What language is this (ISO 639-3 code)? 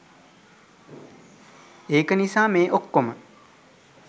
sin